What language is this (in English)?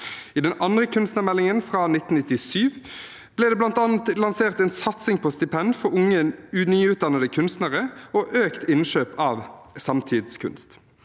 Norwegian